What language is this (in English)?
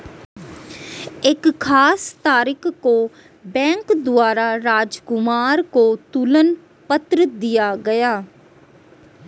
Hindi